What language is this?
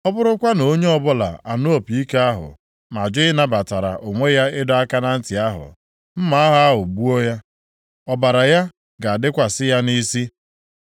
Igbo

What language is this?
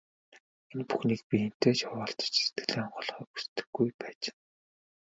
Mongolian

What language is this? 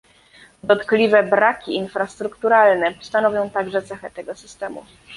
Polish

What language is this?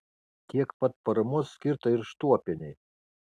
Lithuanian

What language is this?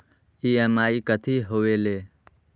Magahi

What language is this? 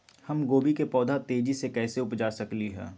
Magahi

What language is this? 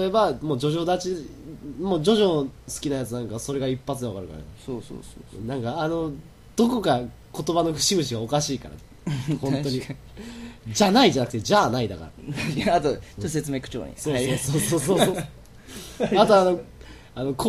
Japanese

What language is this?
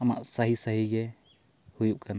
Santali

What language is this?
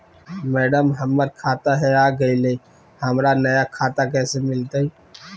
Magahi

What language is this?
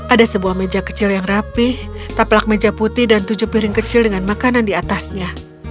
Indonesian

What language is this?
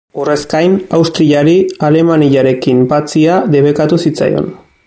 Basque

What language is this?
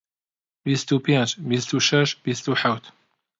Central Kurdish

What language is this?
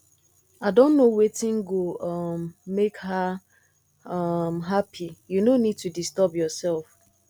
Nigerian Pidgin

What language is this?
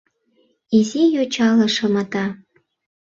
Mari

